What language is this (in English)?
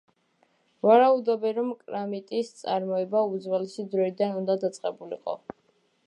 Georgian